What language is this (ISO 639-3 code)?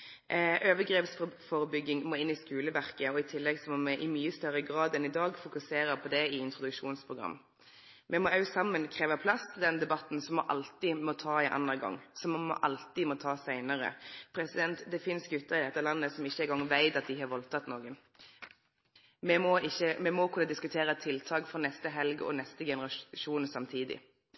nno